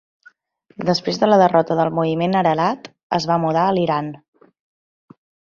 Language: Catalan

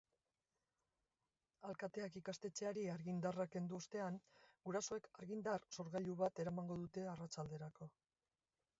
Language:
Basque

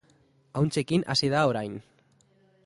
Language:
Basque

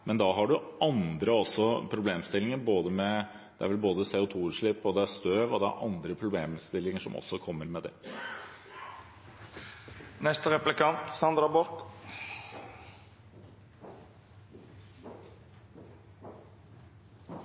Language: Norwegian Bokmål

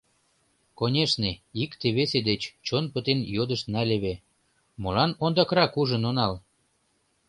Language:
Mari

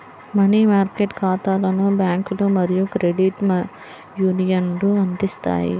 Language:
Telugu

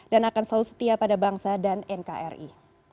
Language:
Indonesian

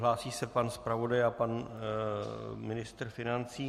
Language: Czech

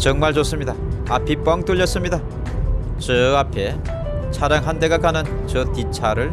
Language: Korean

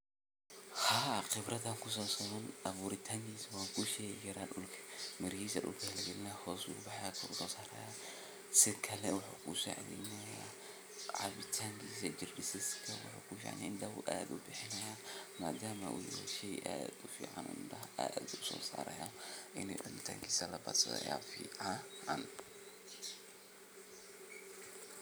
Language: Somali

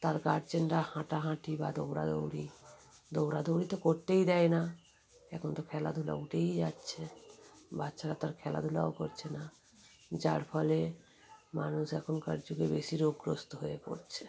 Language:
Bangla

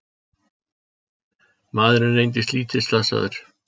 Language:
Icelandic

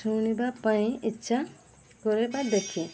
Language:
Odia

